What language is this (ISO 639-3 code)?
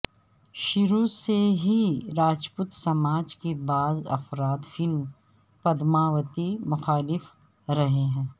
urd